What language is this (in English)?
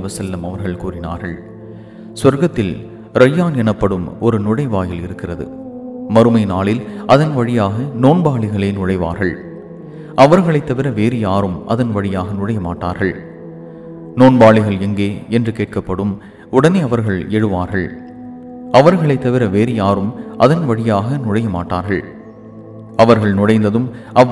Arabic